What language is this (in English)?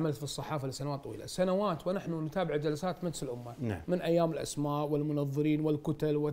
Arabic